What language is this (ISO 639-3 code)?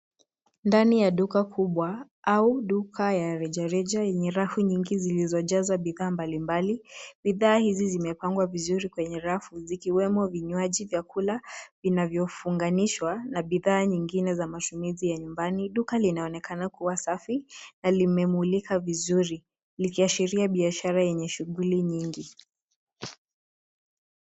swa